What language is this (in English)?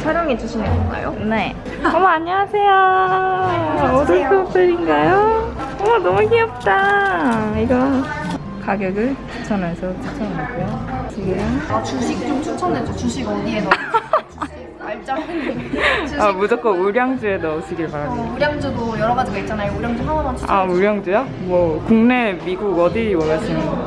Korean